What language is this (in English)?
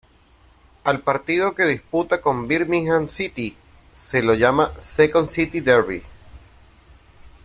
Spanish